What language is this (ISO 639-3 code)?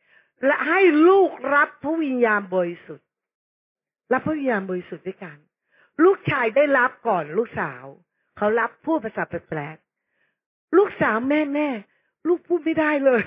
tha